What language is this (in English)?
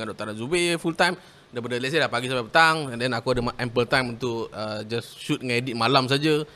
Malay